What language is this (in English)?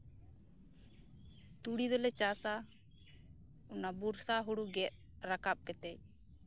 Santali